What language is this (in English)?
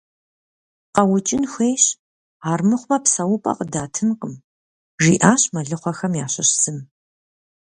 Kabardian